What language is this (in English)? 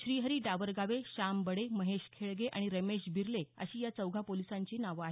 Marathi